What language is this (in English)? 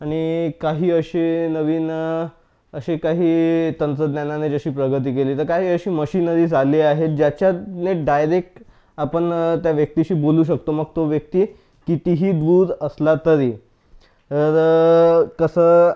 Marathi